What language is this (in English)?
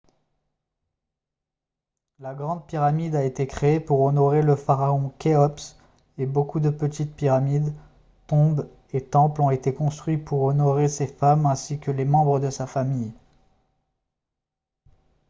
French